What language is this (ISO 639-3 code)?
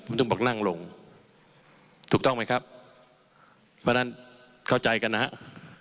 tha